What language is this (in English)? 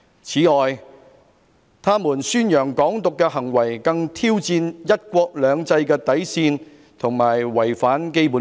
Cantonese